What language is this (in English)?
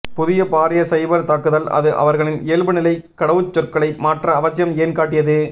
Tamil